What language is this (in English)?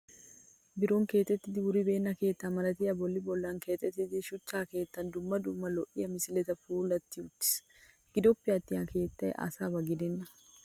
Wolaytta